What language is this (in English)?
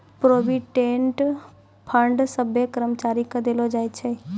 Maithili